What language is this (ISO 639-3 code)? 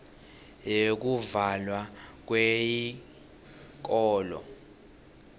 ssw